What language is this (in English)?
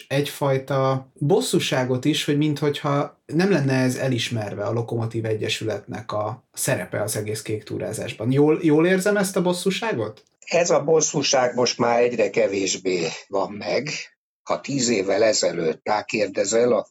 Hungarian